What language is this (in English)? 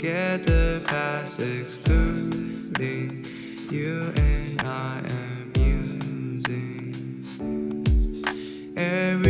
English